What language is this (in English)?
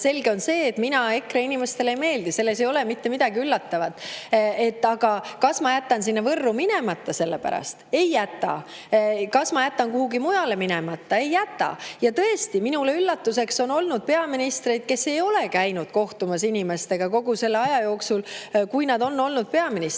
Estonian